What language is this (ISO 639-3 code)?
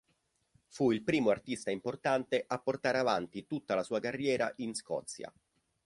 ita